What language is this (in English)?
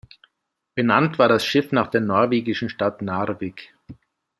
German